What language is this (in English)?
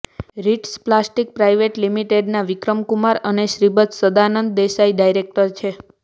Gujarati